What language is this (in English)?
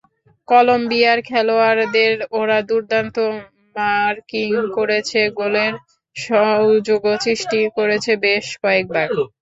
Bangla